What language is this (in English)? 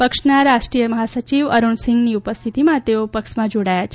Gujarati